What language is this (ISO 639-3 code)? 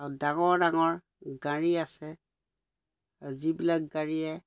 asm